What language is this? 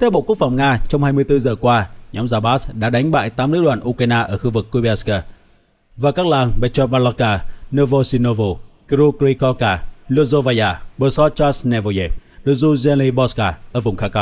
Vietnamese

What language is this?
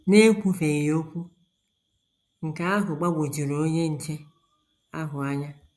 Igbo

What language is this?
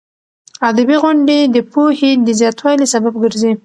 Pashto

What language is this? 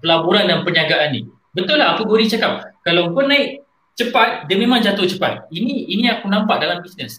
Malay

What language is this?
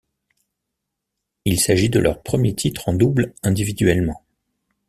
French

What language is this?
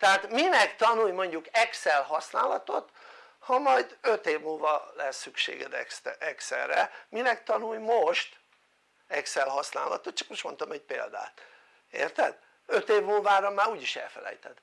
Hungarian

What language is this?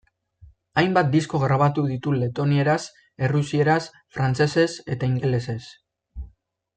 Basque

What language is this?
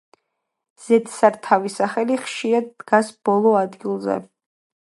Georgian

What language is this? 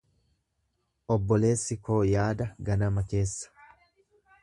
Oromo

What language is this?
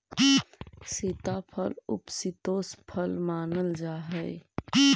Magahi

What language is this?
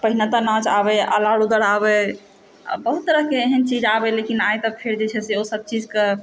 Maithili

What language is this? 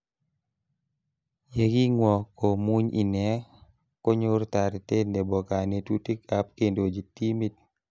Kalenjin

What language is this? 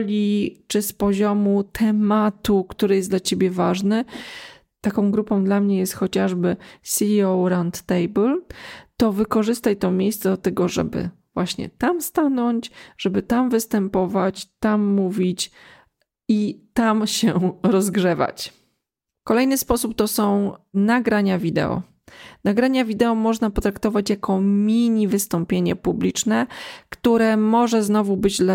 Polish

